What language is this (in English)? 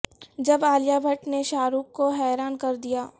Urdu